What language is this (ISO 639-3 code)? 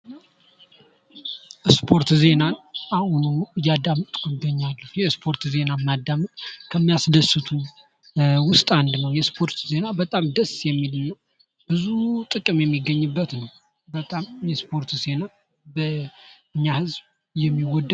amh